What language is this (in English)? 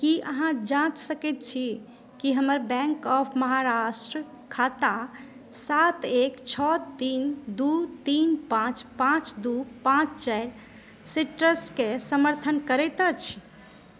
Maithili